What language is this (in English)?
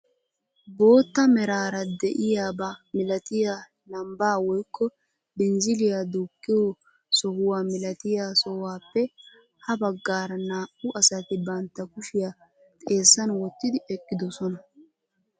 Wolaytta